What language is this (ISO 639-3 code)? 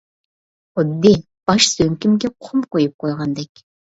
uig